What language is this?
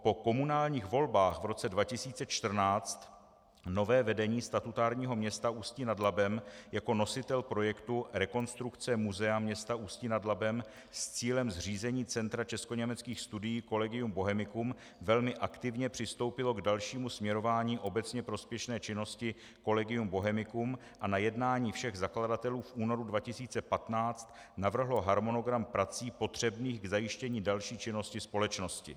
Czech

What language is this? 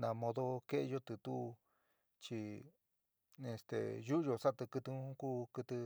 San Miguel El Grande Mixtec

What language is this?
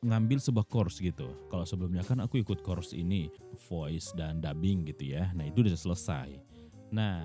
Indonesian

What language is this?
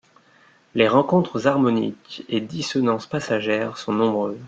French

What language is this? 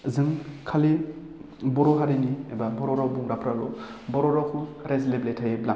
Bodo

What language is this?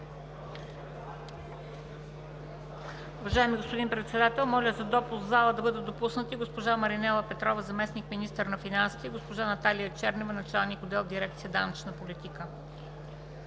Bulgarian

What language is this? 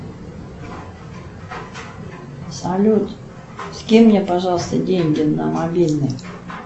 Russian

